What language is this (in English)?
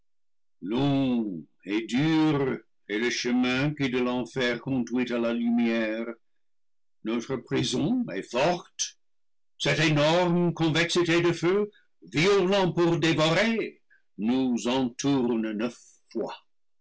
French